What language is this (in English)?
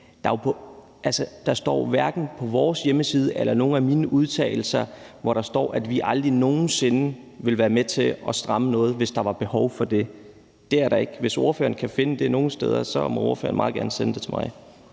Danish